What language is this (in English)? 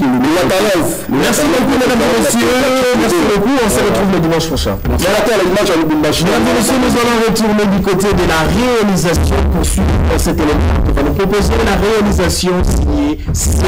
French